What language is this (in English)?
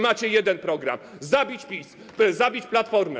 Polish